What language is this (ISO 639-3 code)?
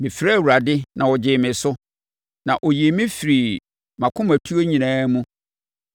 aka